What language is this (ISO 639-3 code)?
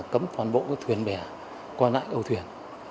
vie